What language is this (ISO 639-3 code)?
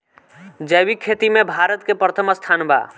bho